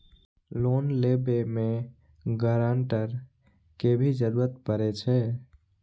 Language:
Maithili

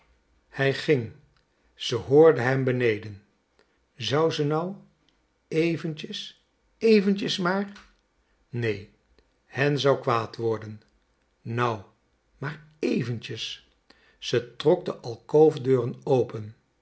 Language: Dutch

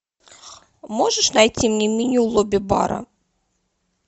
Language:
Russian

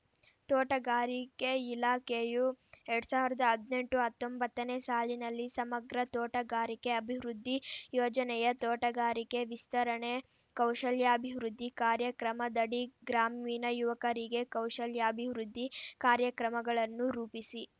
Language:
Kannada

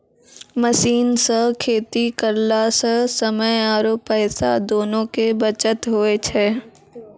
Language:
Maithili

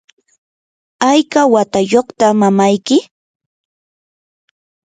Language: Yanahuanca Pasco Quechua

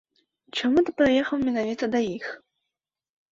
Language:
Belarusian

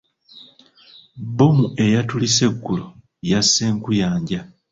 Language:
Ganda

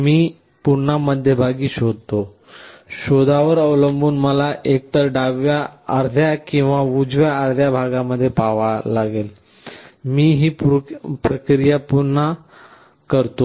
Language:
Marathi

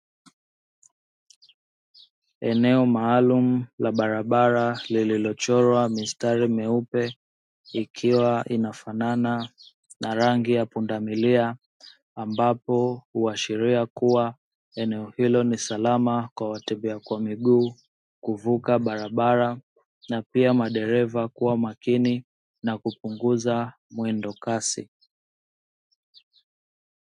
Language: Swahili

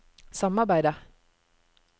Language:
Norwegian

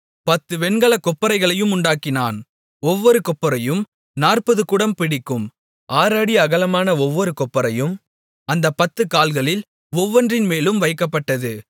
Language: Tamil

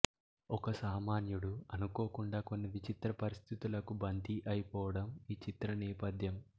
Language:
Telugu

